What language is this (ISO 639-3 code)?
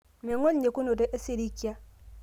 mas